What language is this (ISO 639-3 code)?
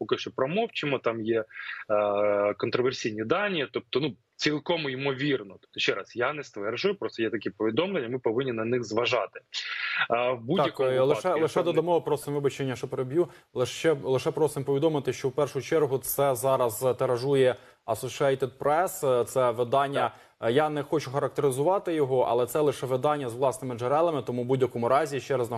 ukr